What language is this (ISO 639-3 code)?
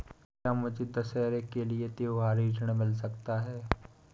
hin